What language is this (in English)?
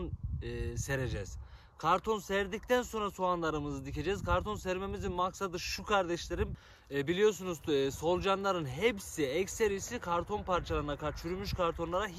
Turkish